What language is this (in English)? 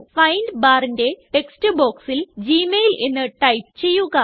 Malayalam